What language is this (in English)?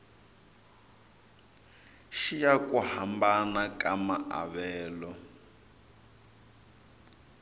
Tsonga